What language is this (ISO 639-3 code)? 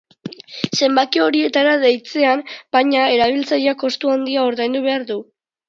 eus